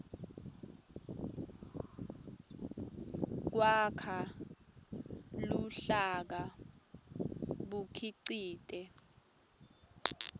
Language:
Swati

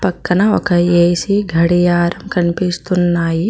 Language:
Telugu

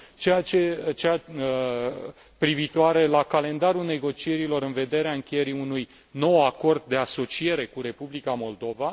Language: Romanian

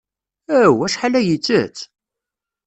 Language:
Kabyle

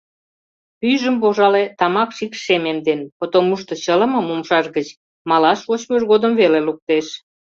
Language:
Mari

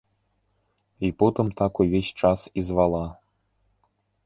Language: Belarusian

